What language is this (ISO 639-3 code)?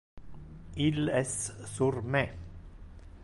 ina